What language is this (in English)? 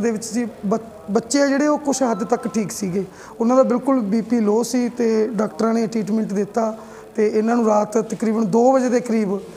Hindi